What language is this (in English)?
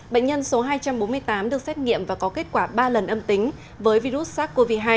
Vietnamese